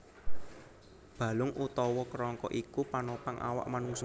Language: Javanese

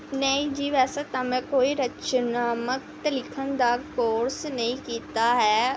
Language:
Punjabi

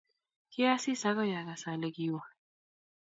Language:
Kalenjin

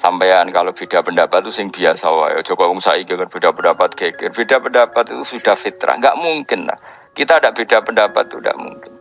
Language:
Indonesian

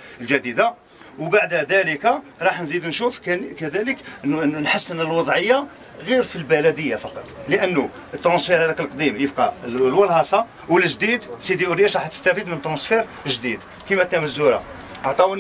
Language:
Arabic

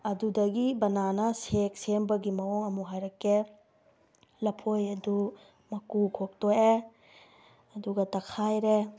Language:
Manipuri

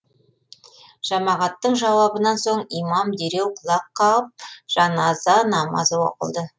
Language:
Kazakh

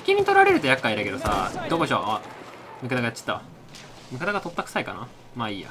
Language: Japanese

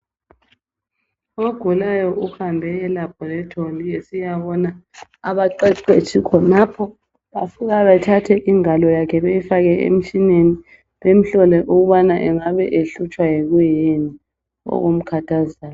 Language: North Ndebele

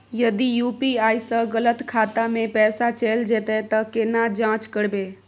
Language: Maithili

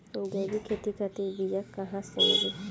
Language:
Bhojpuri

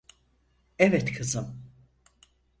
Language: Turkish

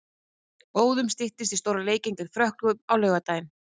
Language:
Icelandic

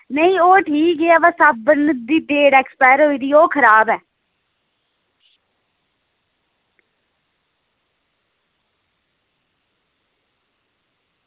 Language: Dogri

